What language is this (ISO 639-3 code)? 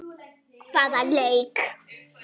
isl